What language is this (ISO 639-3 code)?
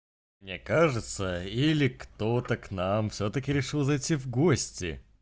rus